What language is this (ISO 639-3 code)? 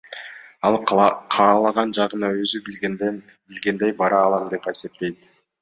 kir